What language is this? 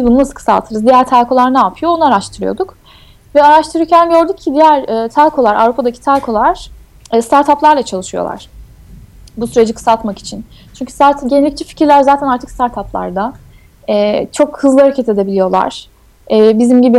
Turkish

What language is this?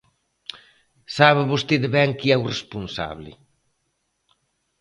Galician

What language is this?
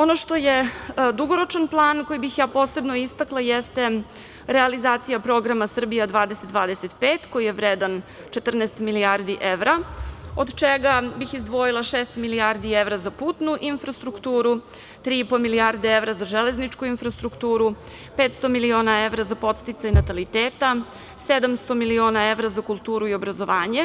Serbian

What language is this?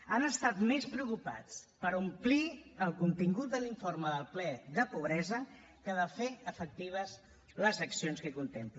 Catalan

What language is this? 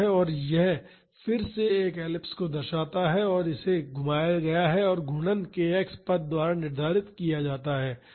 Hindi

